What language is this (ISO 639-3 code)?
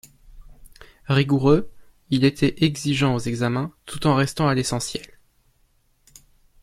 fra